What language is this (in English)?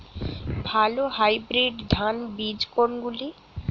Bangla